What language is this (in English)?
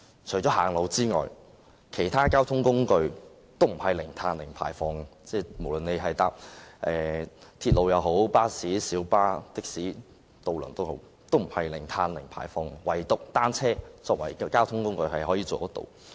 Cantonese